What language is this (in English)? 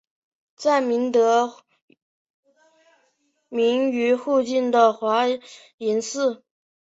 Chinese